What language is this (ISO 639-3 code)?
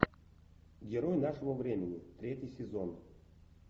rus